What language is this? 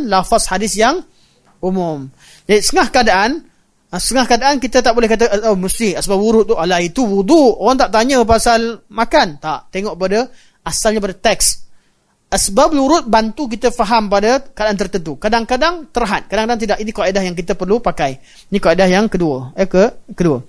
Malay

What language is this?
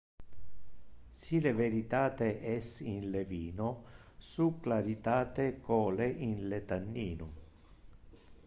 Interlingua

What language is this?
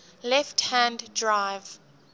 English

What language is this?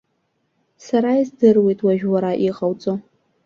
Abkhazian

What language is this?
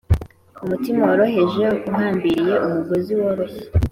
Kinyarwanda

